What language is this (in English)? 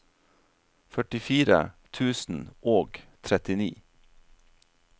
Norwegian